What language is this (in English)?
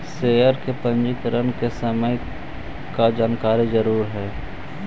Magahi